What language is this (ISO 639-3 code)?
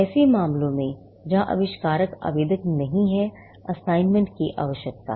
hin